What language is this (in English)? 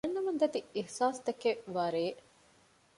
Divehi